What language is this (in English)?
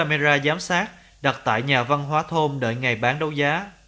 Vietnamese